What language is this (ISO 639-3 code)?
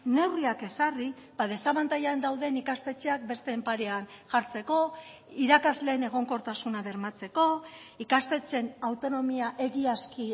eus